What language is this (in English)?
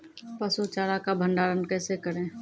Maithili